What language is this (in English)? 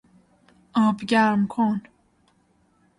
Persian